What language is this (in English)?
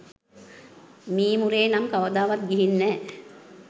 Sinhala